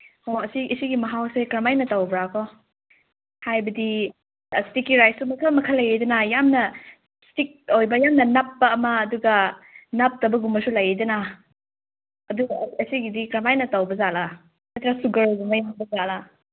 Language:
Manipuri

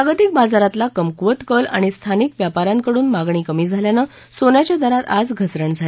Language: Marathi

